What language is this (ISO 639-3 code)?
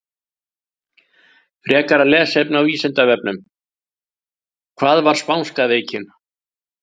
isl